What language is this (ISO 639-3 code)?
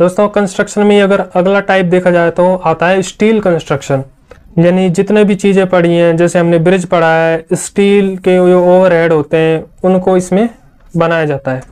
hin